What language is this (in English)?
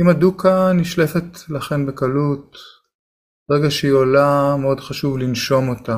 Hebrew